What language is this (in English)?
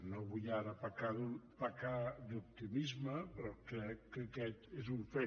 Catalan